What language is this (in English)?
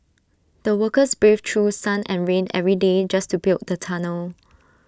English